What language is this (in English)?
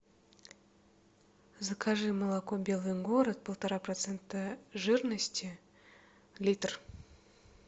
Russian